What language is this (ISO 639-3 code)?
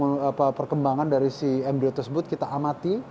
ind